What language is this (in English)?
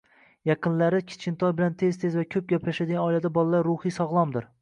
Uzbek